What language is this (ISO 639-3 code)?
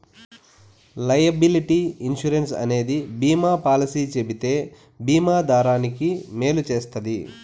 tel